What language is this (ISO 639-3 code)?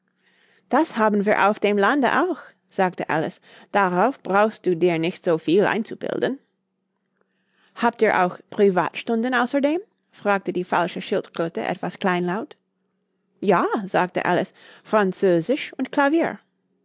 deu